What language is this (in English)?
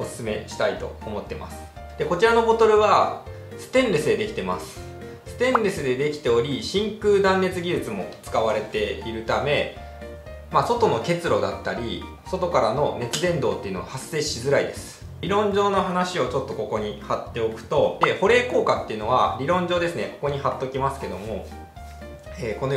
Japanese